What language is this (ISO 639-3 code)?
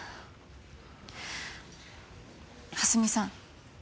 jpn